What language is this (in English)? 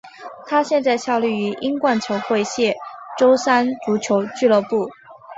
Chinese